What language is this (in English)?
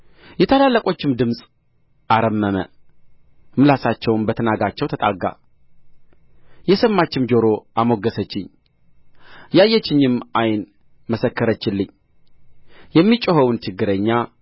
Amharic